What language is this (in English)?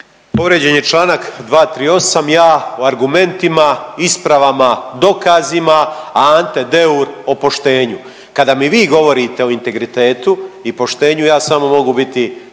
Croatian